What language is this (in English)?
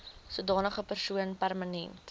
Afrikaans